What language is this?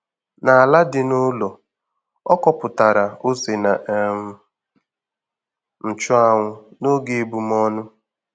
Igbo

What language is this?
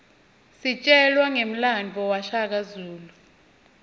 Swati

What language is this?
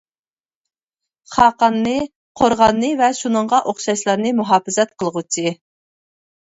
Uyghur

